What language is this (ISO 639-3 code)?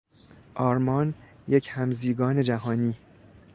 fas